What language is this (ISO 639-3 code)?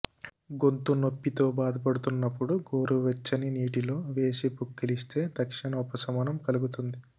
tel